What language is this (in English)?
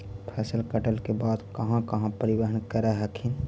Magahi